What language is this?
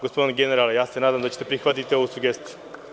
Serbian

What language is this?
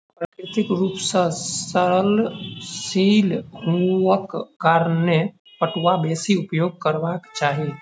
Maithili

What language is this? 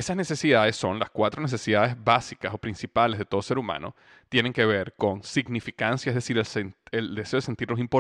Spanish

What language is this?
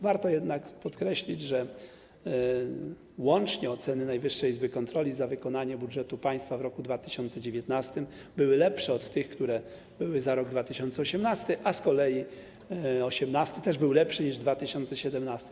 Polish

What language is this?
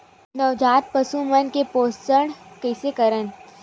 Chhattisgarhi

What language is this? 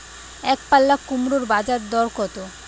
Bangla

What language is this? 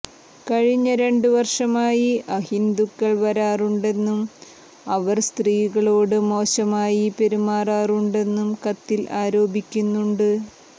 Malayalam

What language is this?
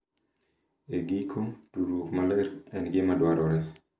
Luo (Kenya and Tanzania)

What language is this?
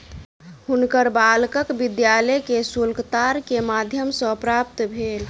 Maithili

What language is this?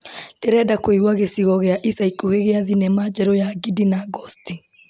Kikuyu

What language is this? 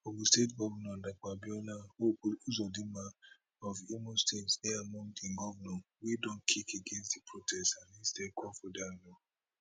Nigerian Pidgin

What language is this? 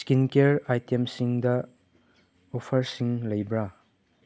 Manipuri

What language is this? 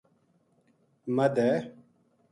Gujari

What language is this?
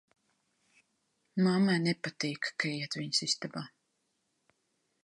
Latvian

